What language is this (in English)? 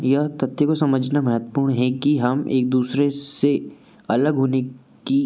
Hindi